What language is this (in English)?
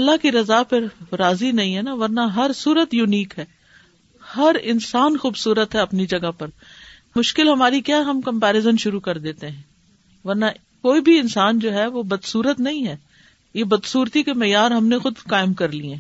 Urdu